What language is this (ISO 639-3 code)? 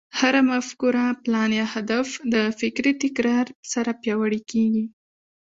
pus